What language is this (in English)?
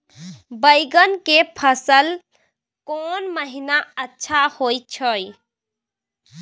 Maithili